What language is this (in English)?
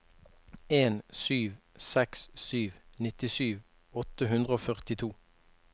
Norwegian